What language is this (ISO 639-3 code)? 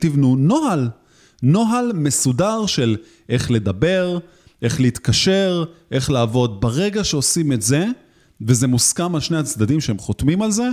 heb